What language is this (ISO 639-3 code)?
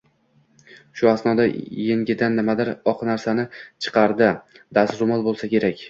uzb